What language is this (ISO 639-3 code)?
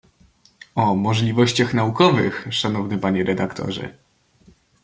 pol